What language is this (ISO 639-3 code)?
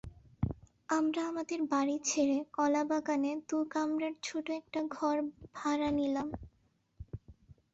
ben